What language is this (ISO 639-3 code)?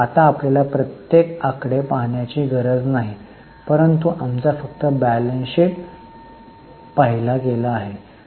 mar